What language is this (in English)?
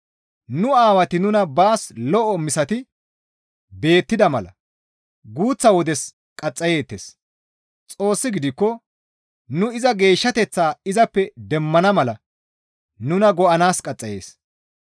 Gamo